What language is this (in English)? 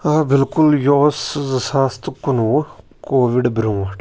Kashmiri